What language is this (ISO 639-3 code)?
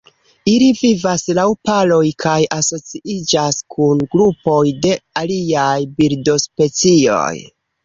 epo